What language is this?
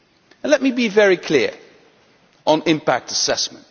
English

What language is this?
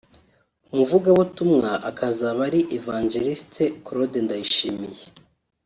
Kinyarwanda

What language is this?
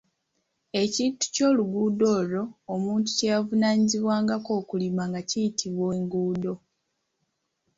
Ganda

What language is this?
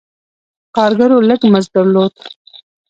Pashto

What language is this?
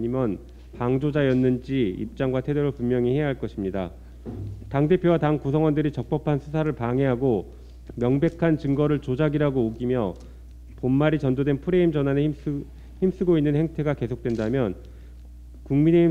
Korean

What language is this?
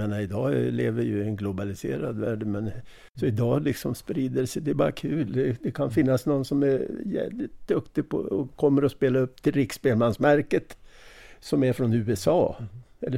Swedish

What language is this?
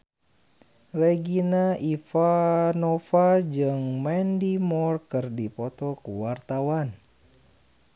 Sundanese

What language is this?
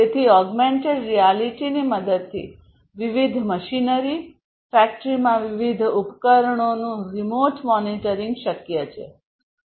Gujarati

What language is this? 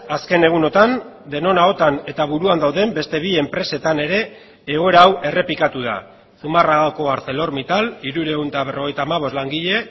Basque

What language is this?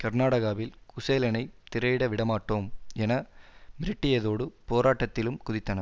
Tamil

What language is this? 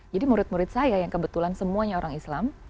Indonesian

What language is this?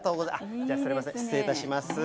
Japanese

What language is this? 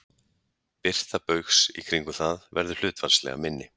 Icelandic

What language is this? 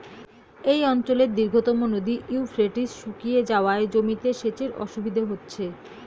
Bangla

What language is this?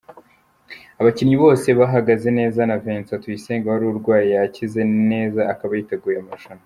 Kinyarwanda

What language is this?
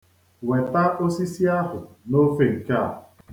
Igbo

